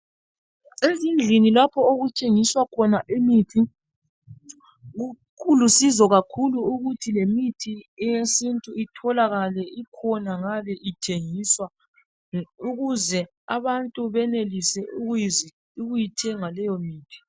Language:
North Ndebele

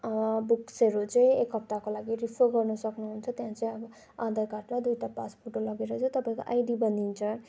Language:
Nepali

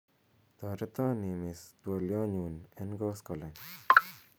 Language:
Kalenjin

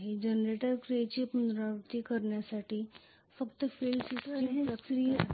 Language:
Marathi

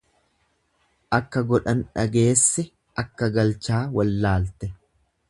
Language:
Oromo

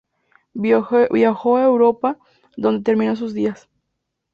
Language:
Spanish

